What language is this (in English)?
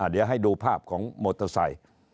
Thai